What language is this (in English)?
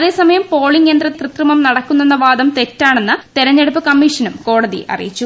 Malayalam